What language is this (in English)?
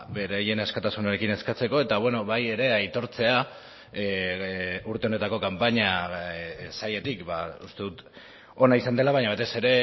Basque